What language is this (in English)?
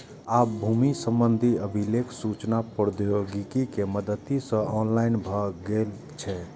Maithili